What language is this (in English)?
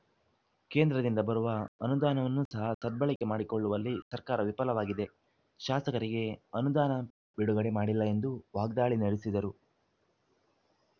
Kannada